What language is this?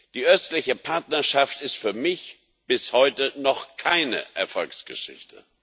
German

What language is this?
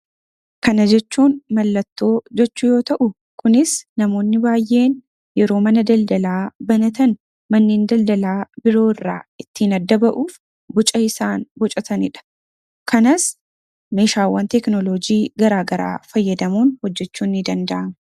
Oromo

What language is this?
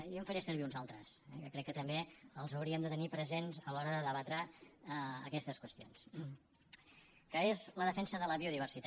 Catalan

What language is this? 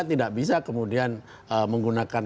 Indonesian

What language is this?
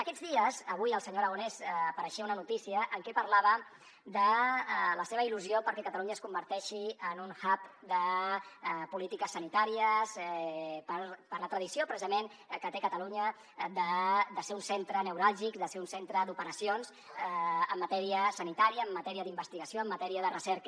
Catalan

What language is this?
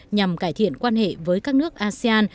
Vietnamese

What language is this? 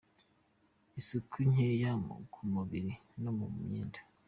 Kinyarwanda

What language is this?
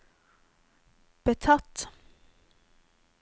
Norwegian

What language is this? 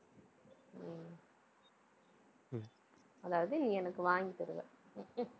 Tamil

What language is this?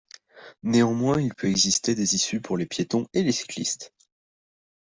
French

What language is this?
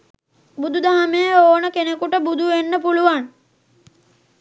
Sinhala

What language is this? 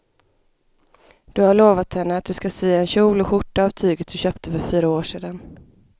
Swedish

